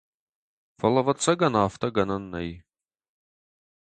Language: Ossetic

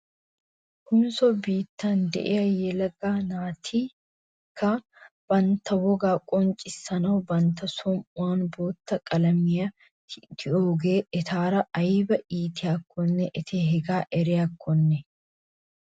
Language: Wolaytta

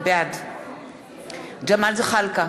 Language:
Hebrew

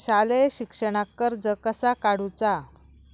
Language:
Marathi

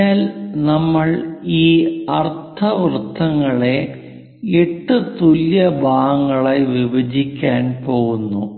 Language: Malayalam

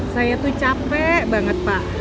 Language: Indonesian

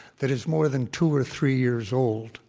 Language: English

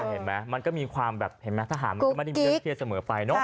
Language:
Thai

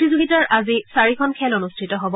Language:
Assamese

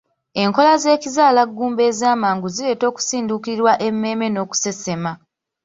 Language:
Ganda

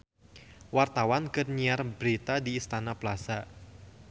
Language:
Sundanese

